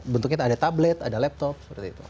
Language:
Indonesian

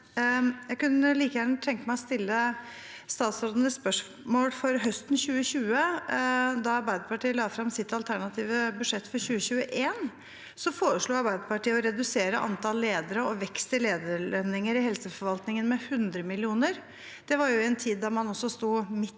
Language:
Norwegian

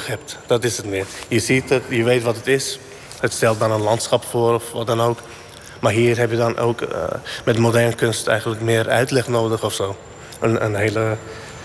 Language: Dutch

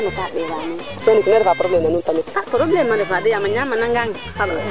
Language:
Serer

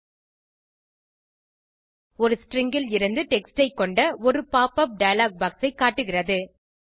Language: Tamil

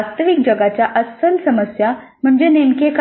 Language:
Marathi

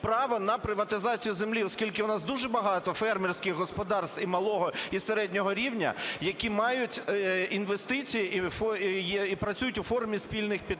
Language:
Ukrainian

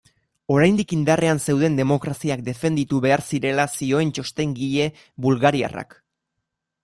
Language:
Basque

